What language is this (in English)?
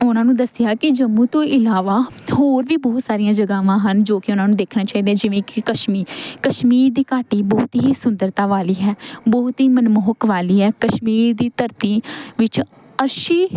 Punjabi